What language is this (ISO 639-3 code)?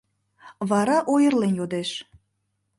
chm